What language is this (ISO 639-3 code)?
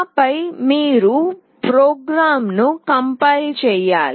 tel